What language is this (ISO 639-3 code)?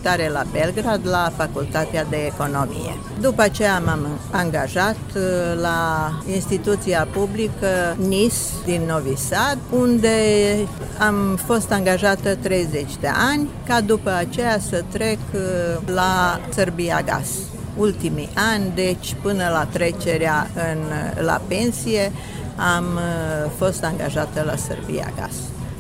ron